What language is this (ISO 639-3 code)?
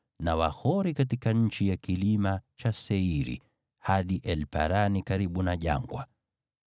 swa